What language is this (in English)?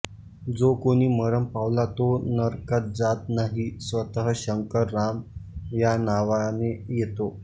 Marathi